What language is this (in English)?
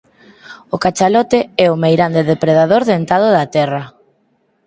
Galician